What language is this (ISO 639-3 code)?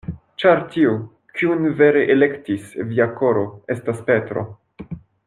epo